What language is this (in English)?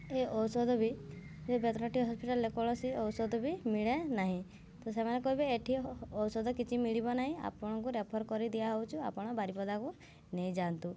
Odia